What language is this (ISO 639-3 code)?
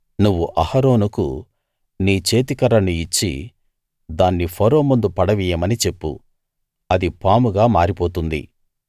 tel